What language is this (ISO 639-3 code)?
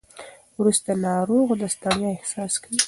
pus